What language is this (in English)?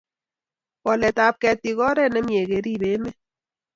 Kalenjin